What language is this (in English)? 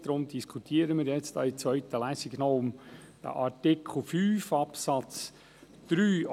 Swiss German